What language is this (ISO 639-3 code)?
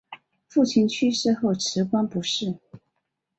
zho